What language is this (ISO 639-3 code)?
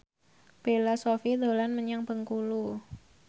jav